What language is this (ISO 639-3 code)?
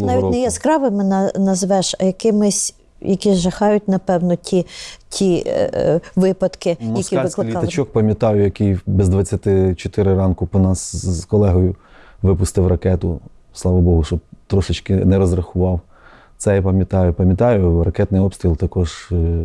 ukr